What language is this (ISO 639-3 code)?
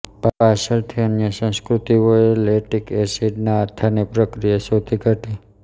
guj